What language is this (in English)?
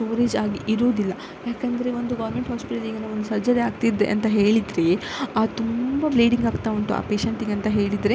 Kannada